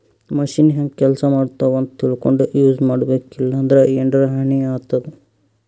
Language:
Kannada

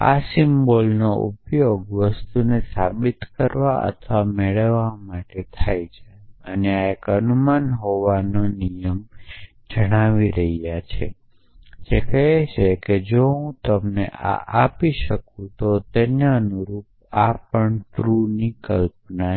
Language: Gujarati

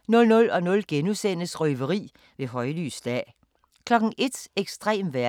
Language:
Danish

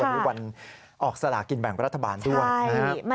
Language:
Thai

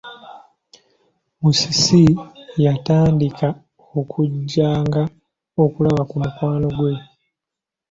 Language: Ganda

